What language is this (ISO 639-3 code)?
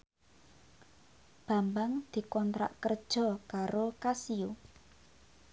jav